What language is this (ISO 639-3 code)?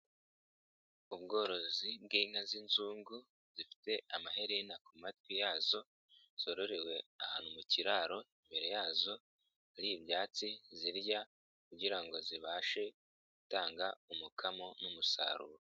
kin